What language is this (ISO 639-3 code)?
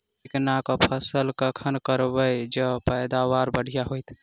mai